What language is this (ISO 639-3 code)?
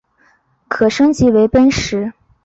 zho